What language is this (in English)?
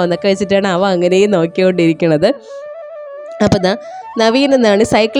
Romanian